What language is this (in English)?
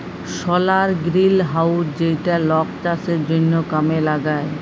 Bangla